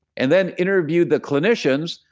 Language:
English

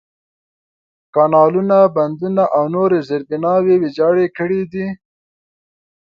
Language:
Pashto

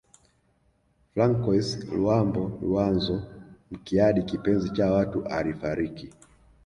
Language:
Swahili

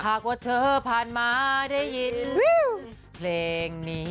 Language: Thai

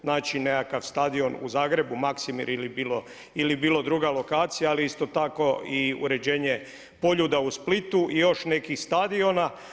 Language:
Croatian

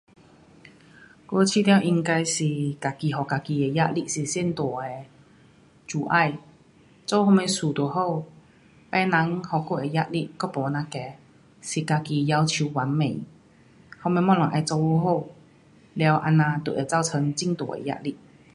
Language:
Pu-Xian Chinese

